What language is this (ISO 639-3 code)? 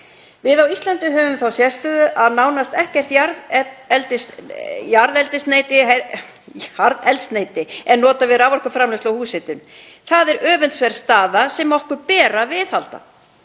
isl